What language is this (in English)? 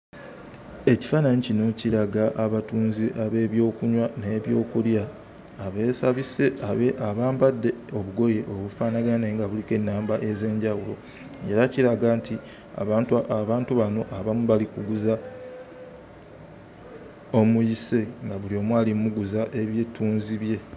Ganda